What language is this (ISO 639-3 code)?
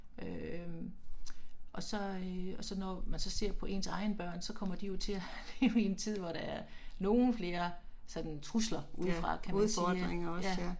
dan